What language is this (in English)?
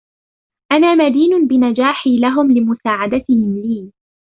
Arabic